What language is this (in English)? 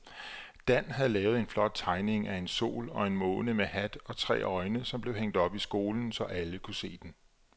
Danish